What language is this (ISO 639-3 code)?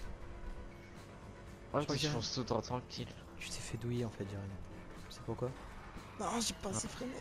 fra